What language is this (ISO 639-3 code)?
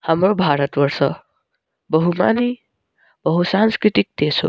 nep